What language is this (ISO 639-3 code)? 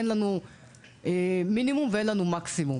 heb